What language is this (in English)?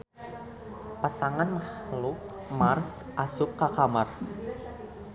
Sundanese